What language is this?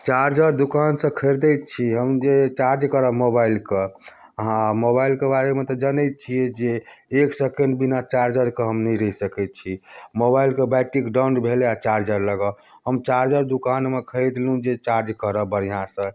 Maithili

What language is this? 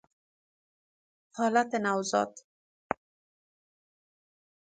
Persian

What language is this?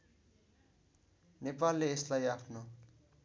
Nepali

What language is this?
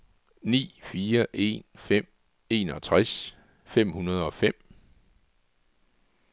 Danish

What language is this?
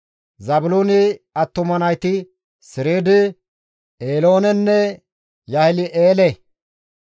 Gamo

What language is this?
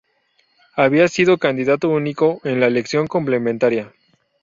Spanish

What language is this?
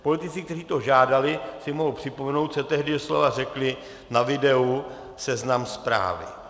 Czech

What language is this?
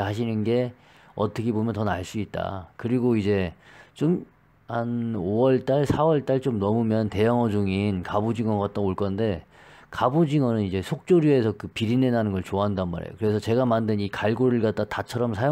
Korean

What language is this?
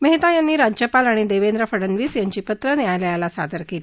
Marathi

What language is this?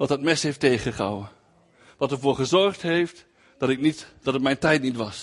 Dutch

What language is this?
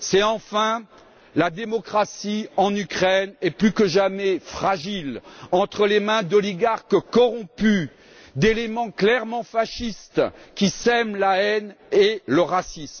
French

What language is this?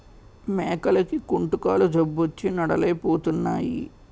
Telugu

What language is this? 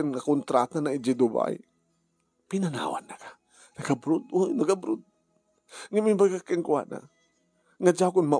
Filipino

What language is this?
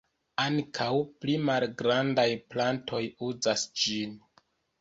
Esperanto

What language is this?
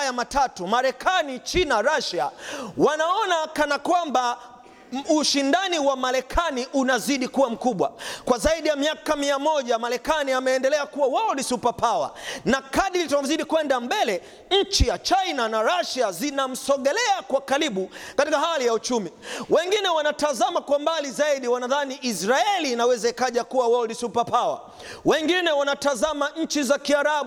Swahili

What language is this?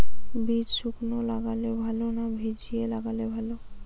Bangla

